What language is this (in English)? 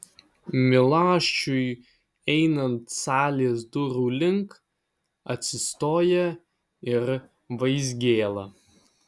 Lithuanian